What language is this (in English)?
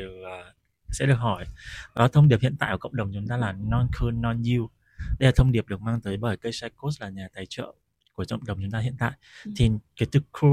Vietnamese